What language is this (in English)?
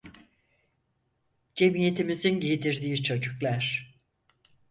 Turkish